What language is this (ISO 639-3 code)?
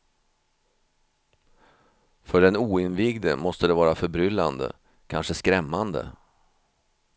swe